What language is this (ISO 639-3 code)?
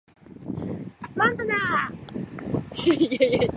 jpn